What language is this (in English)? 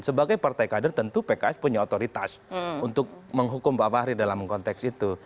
Indonesian